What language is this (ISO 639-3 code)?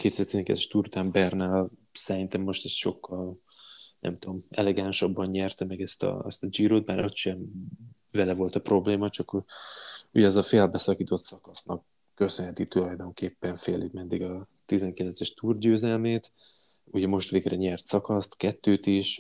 hun